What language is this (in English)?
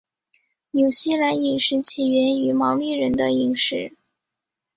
Chinese